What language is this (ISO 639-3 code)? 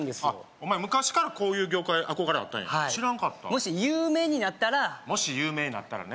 jpn